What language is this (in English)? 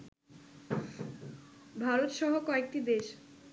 Bangla